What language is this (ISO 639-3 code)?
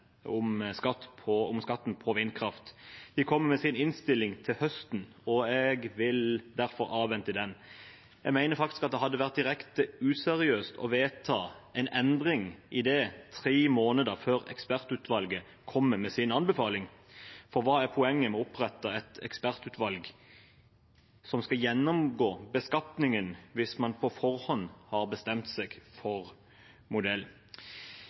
nob